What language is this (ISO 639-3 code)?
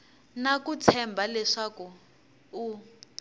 tso